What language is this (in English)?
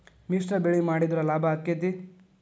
Kannada